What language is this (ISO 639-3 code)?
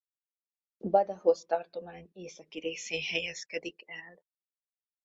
hun